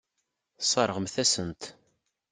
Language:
Kabyle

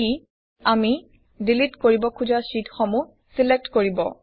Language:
Assamese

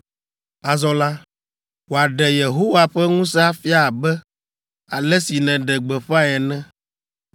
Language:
Ewe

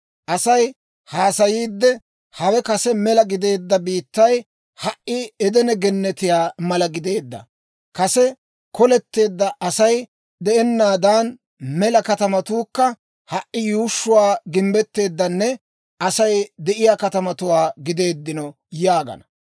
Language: Dawro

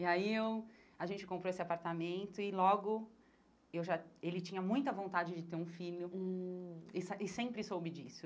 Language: Portuguese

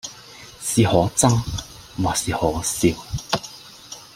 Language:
Cantonese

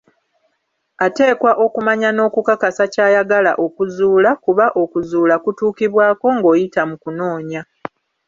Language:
Ganda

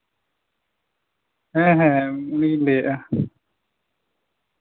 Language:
Santali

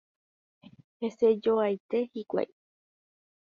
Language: Guarani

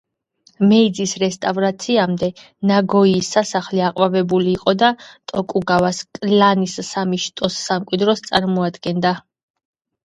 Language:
Georgian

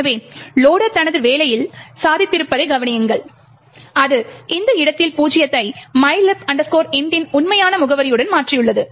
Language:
Tamil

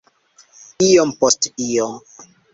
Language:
Esperanto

